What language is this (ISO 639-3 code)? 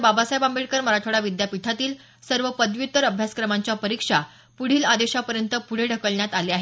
mar